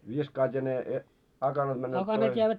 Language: Finnish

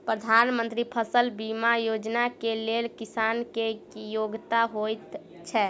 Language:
Maithili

